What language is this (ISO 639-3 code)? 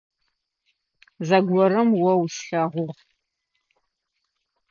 ady